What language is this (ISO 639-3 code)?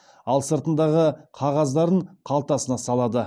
kaz